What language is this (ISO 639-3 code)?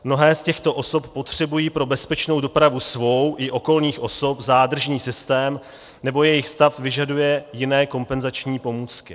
ces